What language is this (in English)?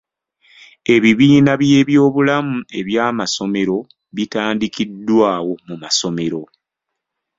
Ganda